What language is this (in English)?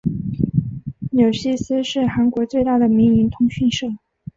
Chinese